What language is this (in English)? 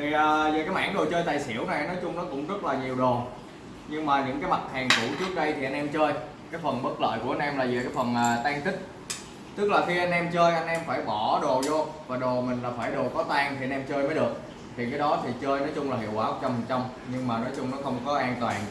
Vietnamese